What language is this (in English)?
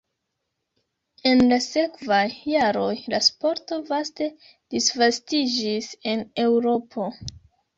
Esperanto